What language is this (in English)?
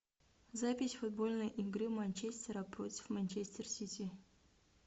Russian